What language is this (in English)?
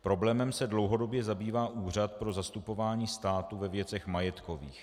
Czech